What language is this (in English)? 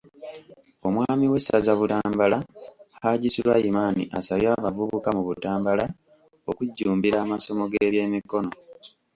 Ganda